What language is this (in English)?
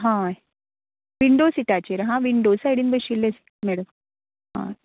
Konkani